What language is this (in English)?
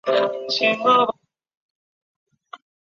Chinese